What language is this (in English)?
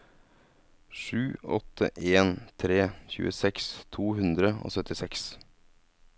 Norwegian